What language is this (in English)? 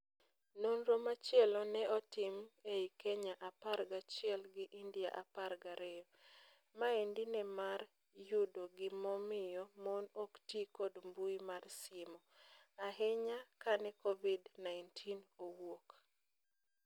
Luo (Kenya and Tanzania)